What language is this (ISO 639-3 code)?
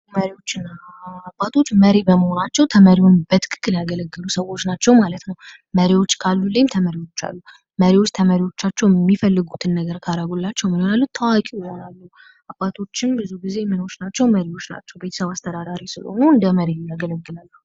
amh